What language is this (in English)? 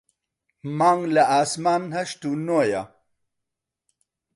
Central Kurdish